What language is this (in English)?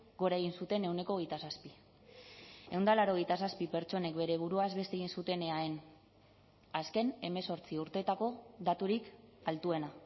Basque